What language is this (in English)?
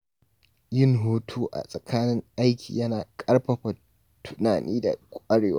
Hausa